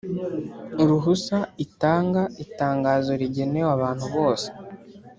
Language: Kinyarwanda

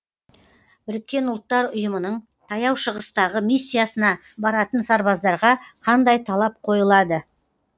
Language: Kazakh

